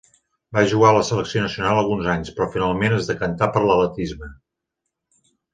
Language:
Catalan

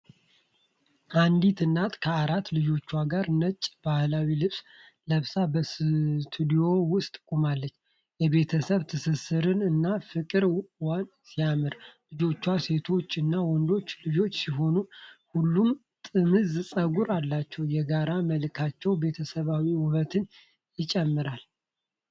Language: Amharic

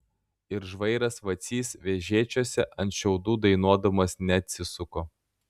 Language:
Lithuanian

